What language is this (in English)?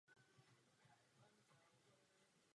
Czech